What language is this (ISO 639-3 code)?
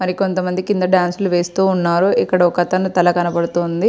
tel